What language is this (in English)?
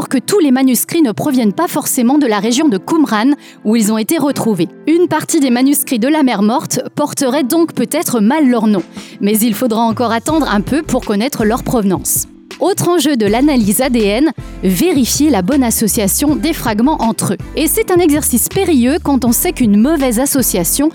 French